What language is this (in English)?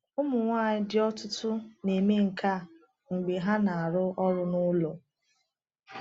Igbo